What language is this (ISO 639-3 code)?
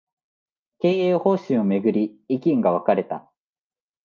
jpn